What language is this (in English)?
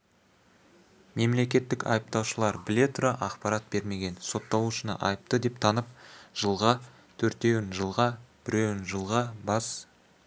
Kazakh